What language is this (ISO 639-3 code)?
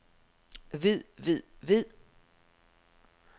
dan